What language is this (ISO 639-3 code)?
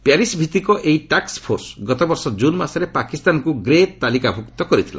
ori